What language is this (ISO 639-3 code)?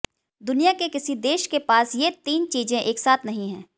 hin